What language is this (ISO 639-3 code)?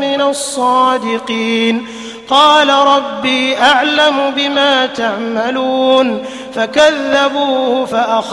ara